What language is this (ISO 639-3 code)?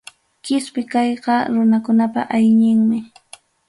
quy